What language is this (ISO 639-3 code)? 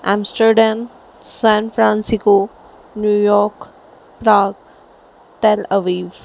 snd